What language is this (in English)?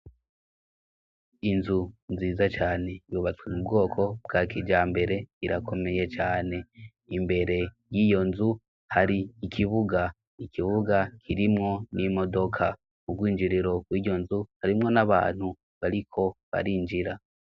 Rundi